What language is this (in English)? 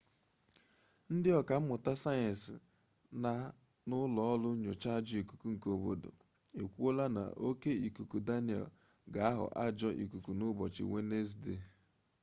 Igbo